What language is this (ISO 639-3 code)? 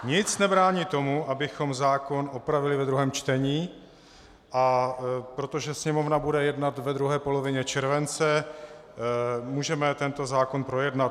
ces